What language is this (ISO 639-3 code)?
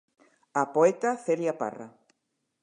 glg